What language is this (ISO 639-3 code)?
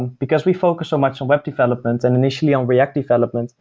eng